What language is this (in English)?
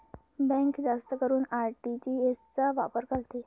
Marathi